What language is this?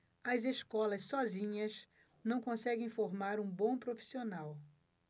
Portuguese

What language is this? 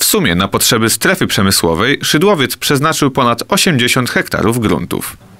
Polish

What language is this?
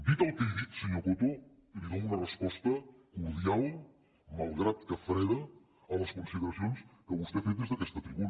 Catalan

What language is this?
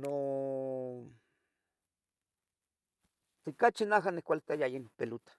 Tetelcingo Nahuatl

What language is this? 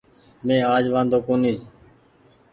Goaria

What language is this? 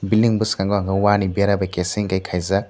Kok Borok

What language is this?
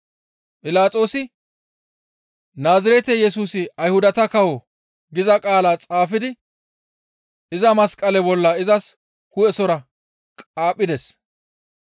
Gamo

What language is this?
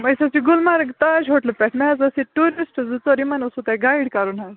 Kashmiri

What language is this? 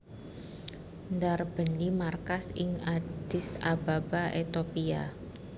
Javanese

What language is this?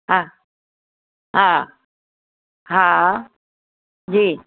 Sindhi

